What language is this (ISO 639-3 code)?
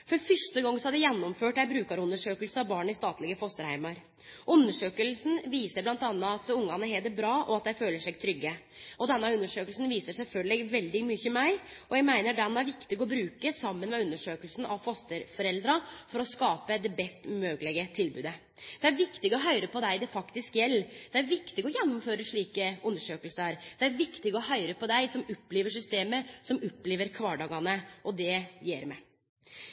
nno